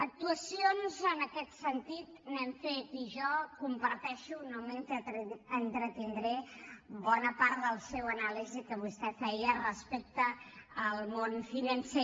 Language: Catalan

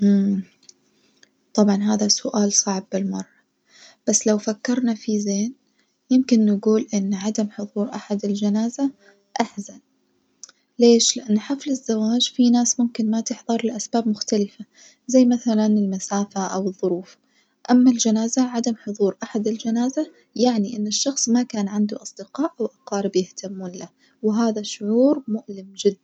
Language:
Najdi Arabic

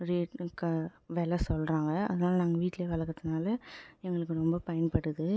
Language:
Tamil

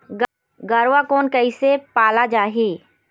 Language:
Chhattisgarhi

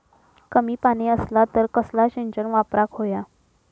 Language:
Marathi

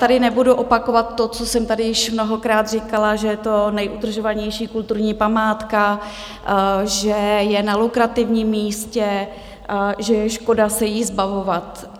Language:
Czech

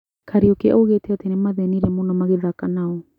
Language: Kikuyu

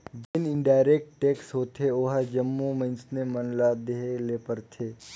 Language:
Chhattisgarhi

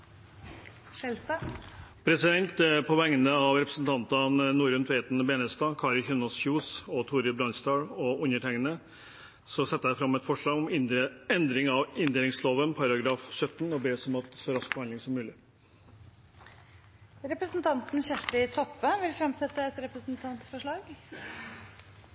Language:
Norwegian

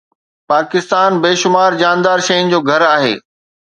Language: Sindhi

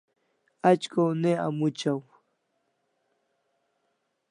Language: Kalasha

